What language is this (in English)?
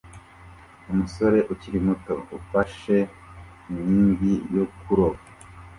Kinyarwanda